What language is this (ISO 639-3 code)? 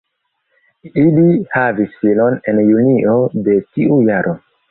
epo